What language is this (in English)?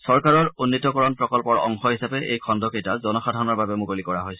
Assamese